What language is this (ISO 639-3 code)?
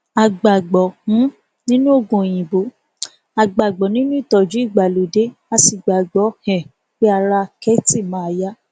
yor